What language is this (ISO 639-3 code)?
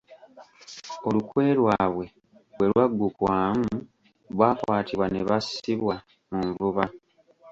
lug